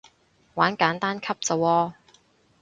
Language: Cantonese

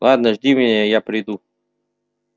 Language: Russian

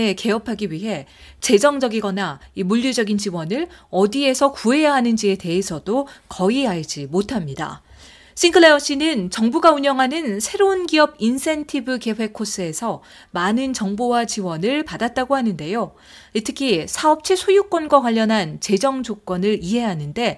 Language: Korean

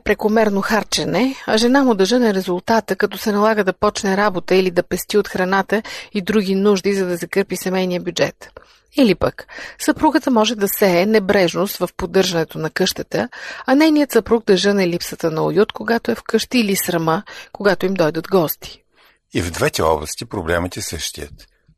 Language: Bulgarian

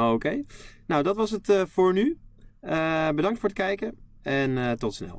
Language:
Dutch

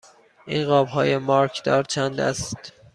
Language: Persian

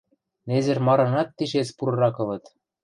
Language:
Western Mari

